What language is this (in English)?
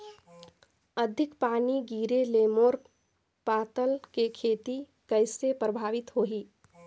Chhattisgarhi